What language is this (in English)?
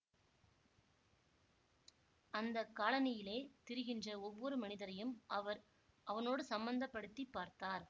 Tamil